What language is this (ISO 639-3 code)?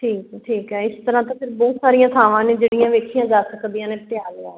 pan